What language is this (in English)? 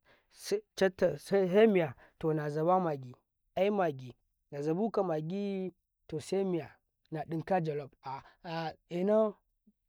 Karekare